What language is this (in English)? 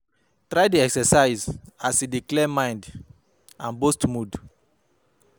Nigerian Pidgin